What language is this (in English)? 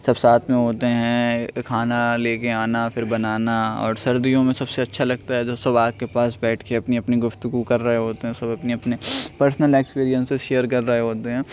Urdu